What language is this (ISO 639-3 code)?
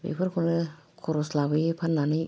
brx